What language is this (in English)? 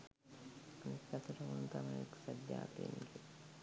Sinhala